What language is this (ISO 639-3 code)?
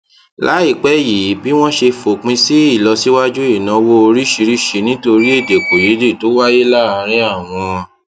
yor